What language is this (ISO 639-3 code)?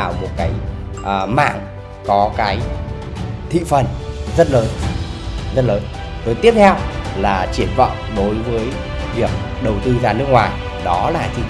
vie